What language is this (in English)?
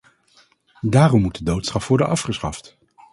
Dutch